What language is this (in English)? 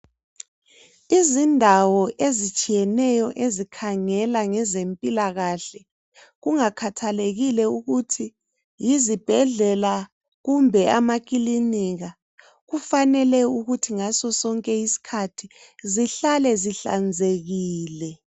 North Ndebele